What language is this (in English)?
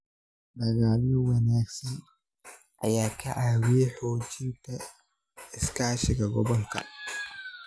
Somali